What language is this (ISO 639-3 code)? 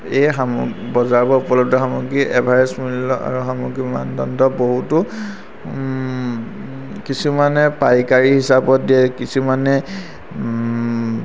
asm